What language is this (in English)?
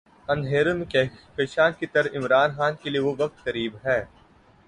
Urdu